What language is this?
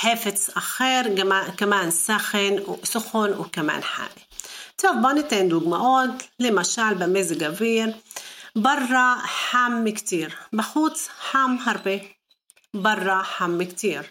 Hebrew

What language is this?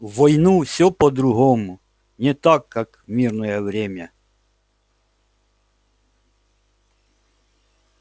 Russian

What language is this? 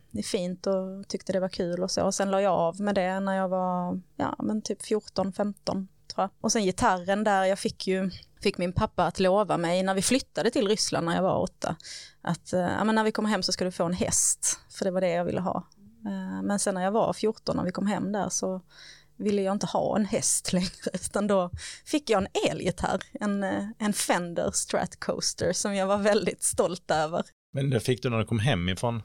Swedish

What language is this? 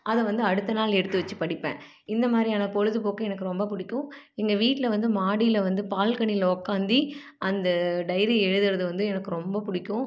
Tamil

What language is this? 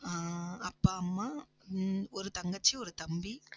Tamil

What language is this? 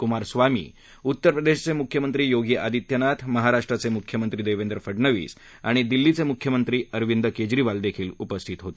Marathi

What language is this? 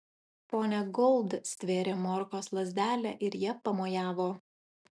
Lithuanian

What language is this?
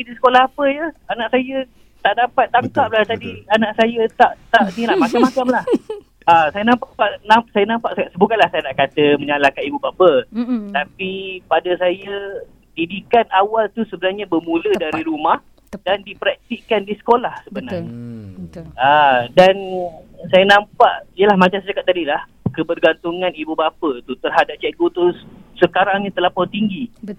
Malay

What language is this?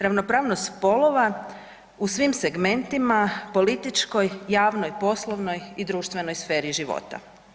Croatian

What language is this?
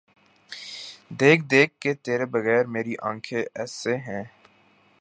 Urdu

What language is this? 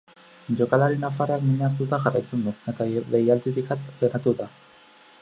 Basque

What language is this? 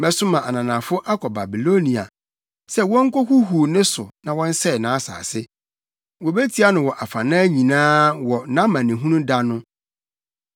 Akan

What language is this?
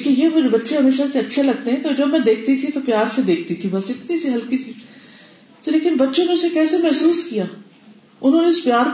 Urdu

